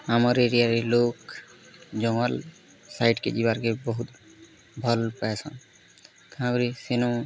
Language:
Odia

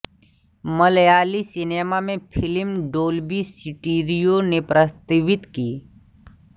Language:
Hindi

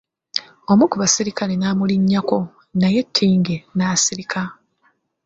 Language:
Ganda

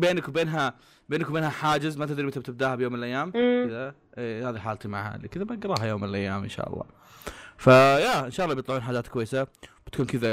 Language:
Arabic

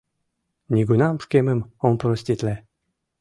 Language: Mari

